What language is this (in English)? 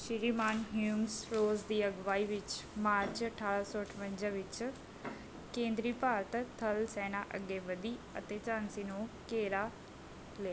Punjabi